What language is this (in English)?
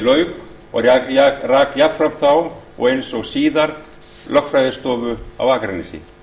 Icelandic